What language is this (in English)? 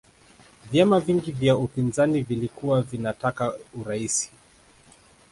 Swahili